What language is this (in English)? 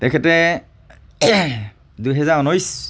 Assamese